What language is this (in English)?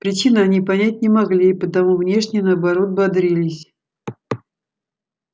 Russian